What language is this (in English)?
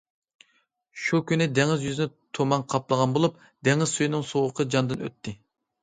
Uyghur